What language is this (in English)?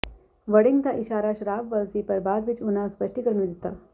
Punjabi